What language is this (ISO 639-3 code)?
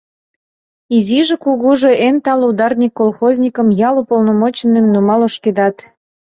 chm